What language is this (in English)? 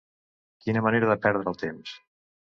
Catalan